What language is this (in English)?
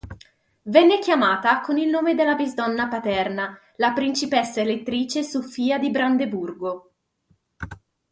Italian